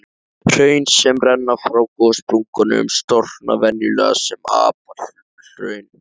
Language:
Icelandic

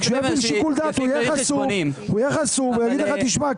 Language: Hebrew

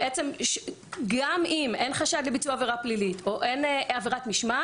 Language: Hebrew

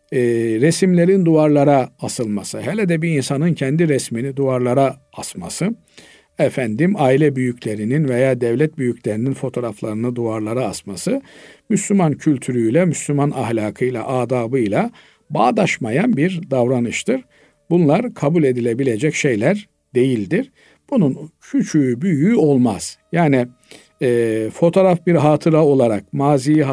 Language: Turkish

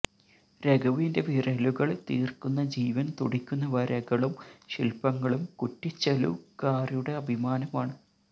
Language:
Malayalam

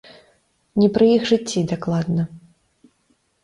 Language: Belarusian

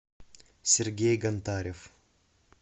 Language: Russian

